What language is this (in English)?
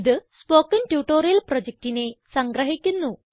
Malayalam